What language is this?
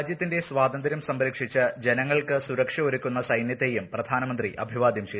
Malayalam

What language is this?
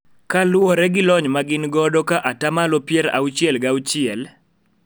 Luo (Kenya and Tanzania)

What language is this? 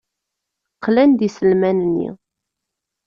Kabyle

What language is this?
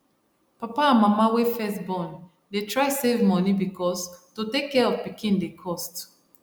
Nigerian Pidgin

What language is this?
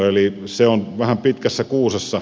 Finnish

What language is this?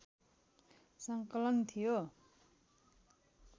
Nepali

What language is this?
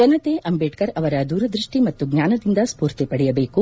Kannada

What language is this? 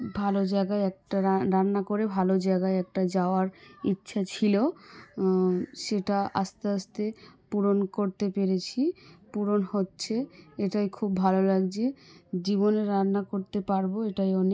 Bangla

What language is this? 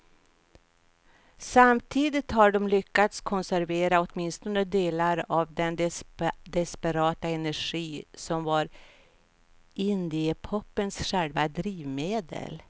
Swedish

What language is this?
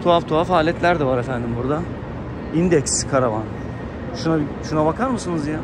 Turkish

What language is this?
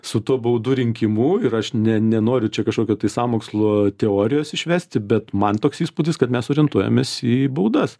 Lithuanian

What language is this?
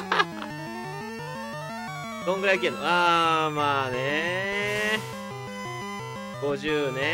Japanese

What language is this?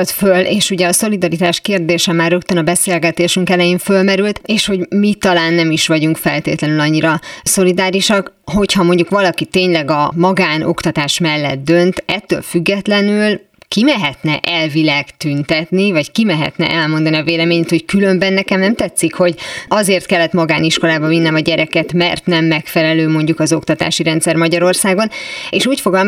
Hungarian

